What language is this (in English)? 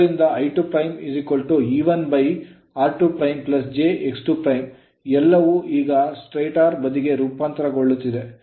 Kannada